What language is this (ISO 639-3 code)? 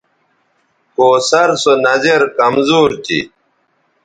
btv